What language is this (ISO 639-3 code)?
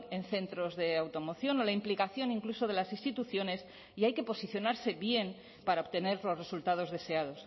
spa